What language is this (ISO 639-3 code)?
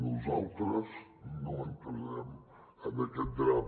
cat